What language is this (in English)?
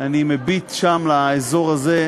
Hebrew